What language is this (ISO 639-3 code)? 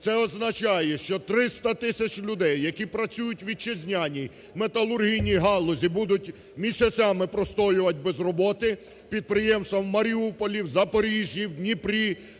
ukr